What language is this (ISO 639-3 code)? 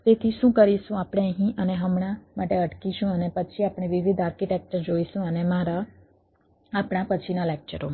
guj